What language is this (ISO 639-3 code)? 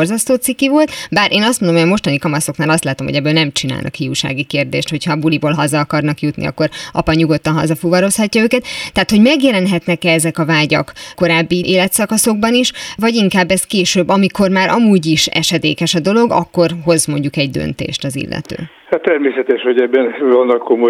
hun